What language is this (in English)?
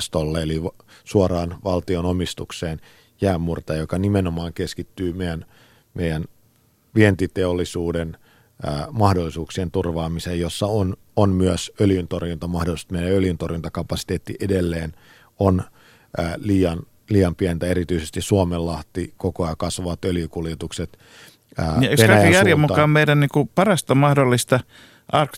Finnish